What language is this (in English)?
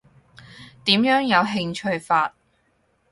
Cantonese